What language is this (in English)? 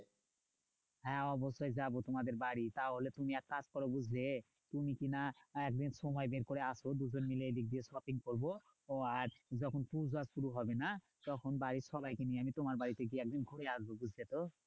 Bangla